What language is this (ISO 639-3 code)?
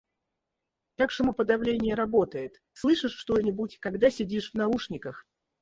rus